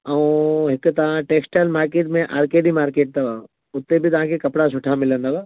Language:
Sindhi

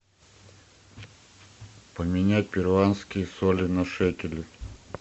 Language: Russian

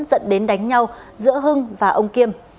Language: Vietnamese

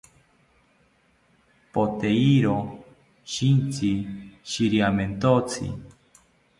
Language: South Ucayali Ashéninka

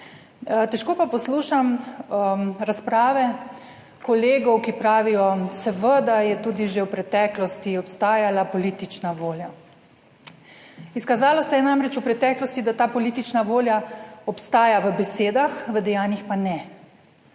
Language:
Slovenian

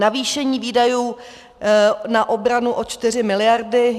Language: Czech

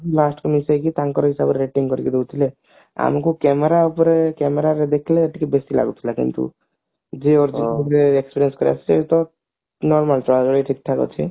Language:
Odia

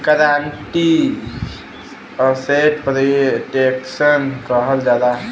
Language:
Bhojpuri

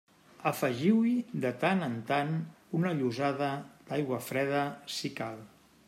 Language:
Catalan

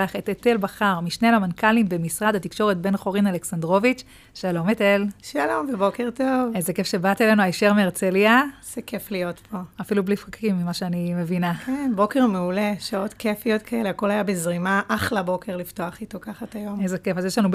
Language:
Hebrew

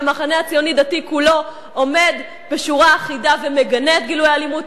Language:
Hebrew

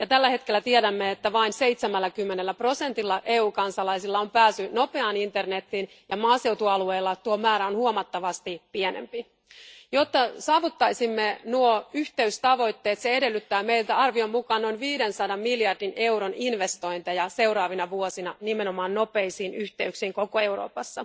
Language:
Finnish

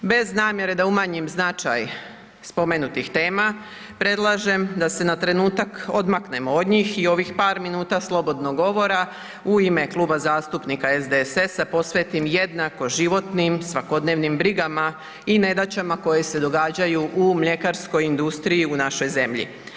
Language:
Croatian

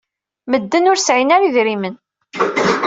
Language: Kabyle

